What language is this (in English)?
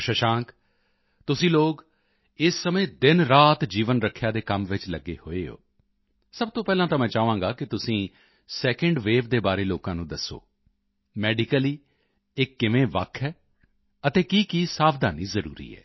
Punjabi